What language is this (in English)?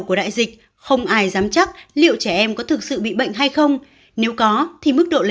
Vietnamese